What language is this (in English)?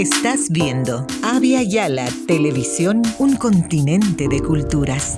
Spanish